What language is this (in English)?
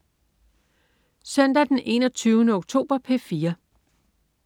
Danish